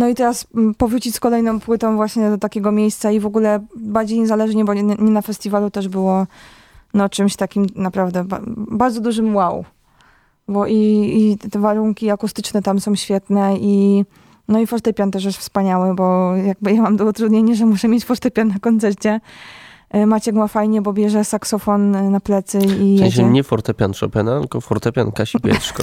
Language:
Polish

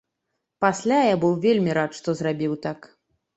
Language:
Belarusian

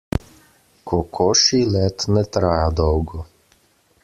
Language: Slovenian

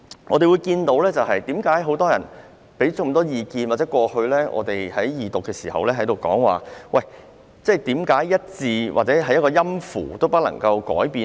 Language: Cantonese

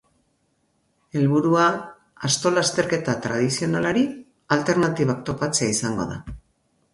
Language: Basque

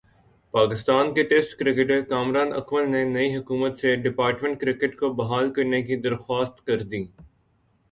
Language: Urdu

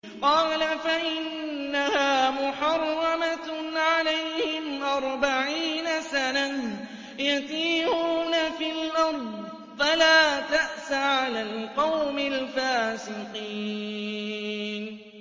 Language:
Arabic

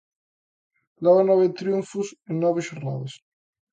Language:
Galician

